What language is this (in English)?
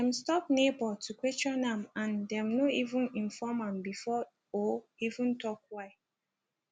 Nigerian Pidgin